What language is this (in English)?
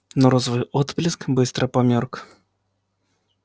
Russian